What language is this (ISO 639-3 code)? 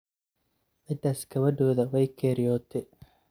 som